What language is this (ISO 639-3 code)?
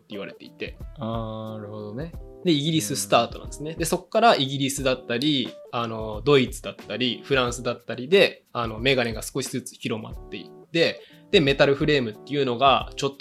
jpn